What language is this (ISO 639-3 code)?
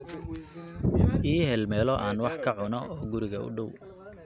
som